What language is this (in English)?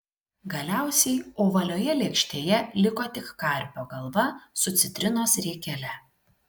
Lithuanian